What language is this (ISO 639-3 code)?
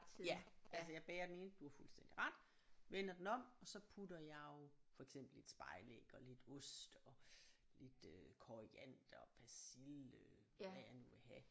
dan